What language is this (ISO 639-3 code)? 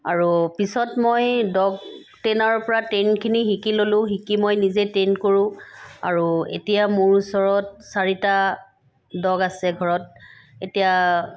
asm